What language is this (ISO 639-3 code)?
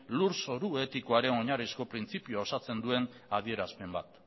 eus